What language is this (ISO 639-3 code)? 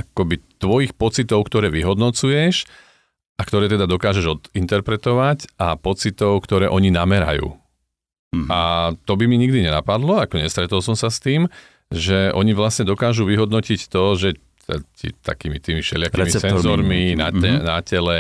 slk